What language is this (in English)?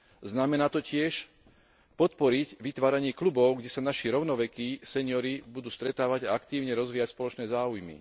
Slovak